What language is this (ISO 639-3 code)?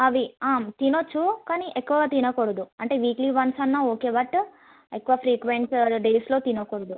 tel